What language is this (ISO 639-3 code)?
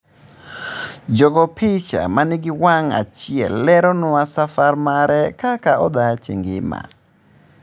luo